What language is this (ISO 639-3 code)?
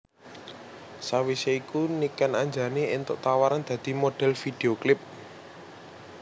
jav